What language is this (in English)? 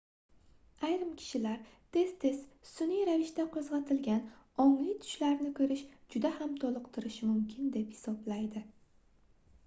Uzbek